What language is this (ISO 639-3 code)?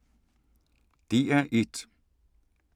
dan